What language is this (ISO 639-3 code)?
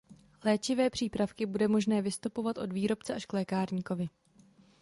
ces